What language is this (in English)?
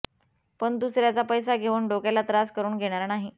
Marathi